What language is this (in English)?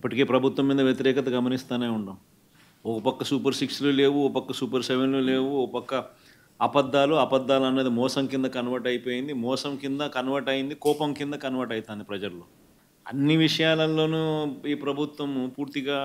Telugu